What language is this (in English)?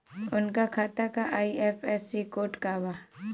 Bhojpuri